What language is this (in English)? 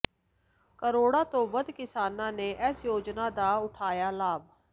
Punjabi